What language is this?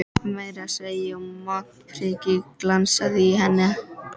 Icelandic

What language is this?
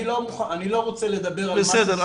Hebrew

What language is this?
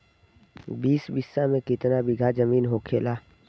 Bhojpuri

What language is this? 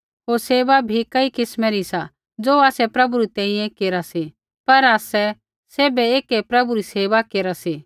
Kullu Pahari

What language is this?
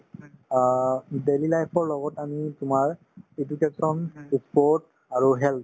Assamese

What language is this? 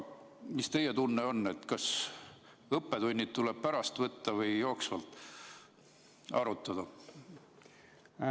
Estonian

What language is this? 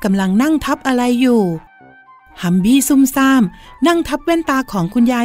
Thai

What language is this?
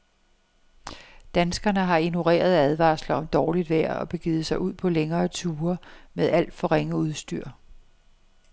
Danish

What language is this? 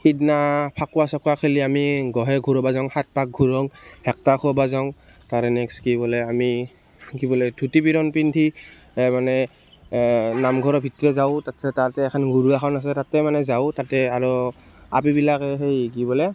Assamese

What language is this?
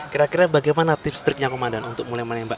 Indonesian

